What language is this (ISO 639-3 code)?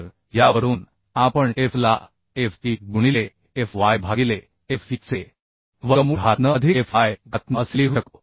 mar